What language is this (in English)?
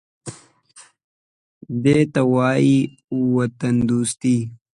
Pashto